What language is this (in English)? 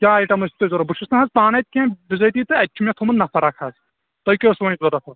Kashmiri